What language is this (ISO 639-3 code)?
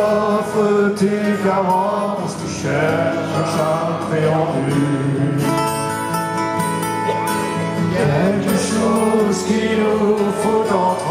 ron